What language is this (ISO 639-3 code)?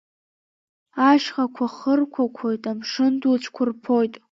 abk